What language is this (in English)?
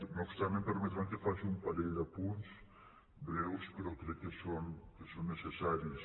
Catalan